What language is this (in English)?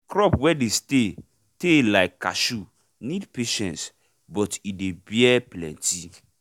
Nigerian Pidgin